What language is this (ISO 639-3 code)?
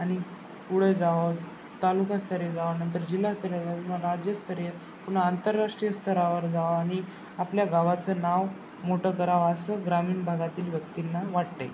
mar